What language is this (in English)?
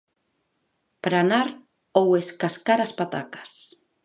Galician